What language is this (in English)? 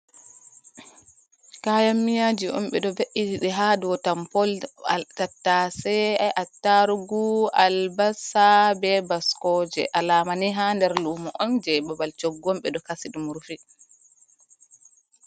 Fula